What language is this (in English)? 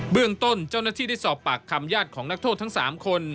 Thai